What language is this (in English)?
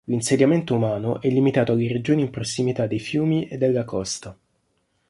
Italian